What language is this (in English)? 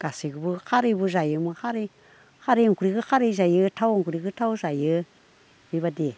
Bodo